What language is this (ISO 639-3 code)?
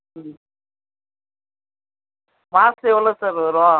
tam